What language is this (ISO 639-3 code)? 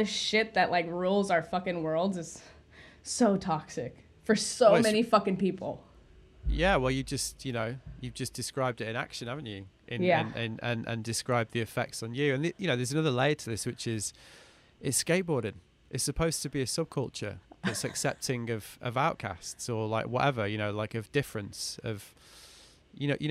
eng